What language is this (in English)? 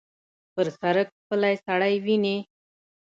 Pashto